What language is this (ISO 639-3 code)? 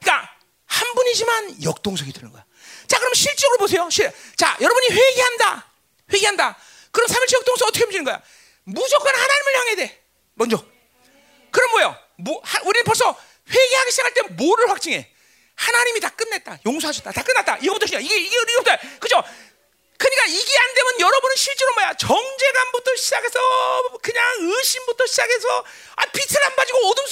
kor